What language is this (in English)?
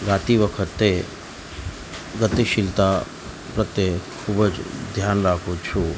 Gujarati